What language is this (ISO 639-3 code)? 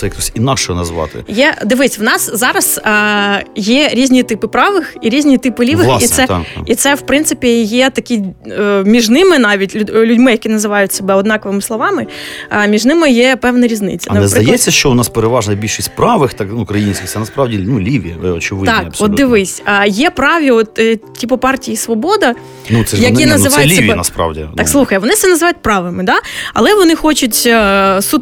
ukr